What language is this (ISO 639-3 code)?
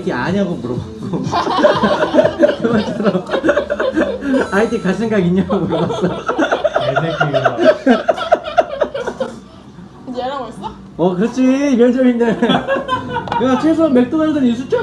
kor